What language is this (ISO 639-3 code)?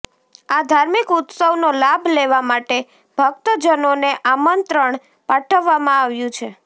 guj